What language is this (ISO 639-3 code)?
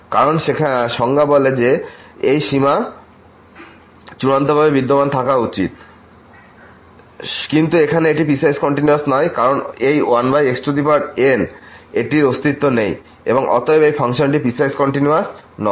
ben